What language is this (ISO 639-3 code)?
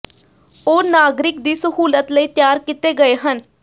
pan